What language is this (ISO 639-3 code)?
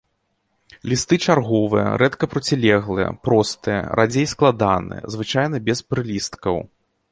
bel